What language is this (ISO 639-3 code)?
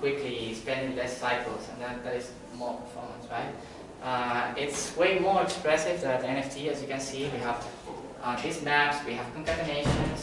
eng